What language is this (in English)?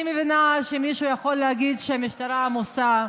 Hebrew